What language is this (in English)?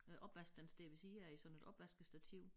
Danish